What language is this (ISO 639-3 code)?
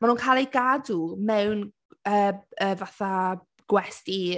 cym